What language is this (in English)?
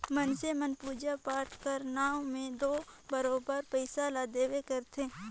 Chhattisgarhi